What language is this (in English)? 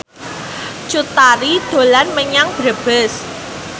Javanese